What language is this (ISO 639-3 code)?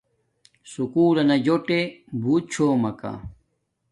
dmk